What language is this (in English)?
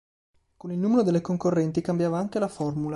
Italian